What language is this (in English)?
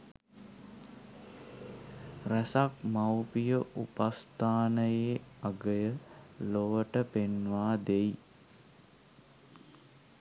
Sinhala